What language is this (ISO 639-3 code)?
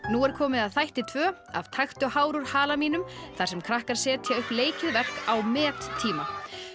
isl